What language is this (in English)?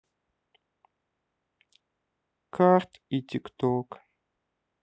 Russian